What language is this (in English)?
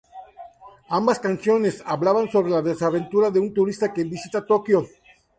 Spanish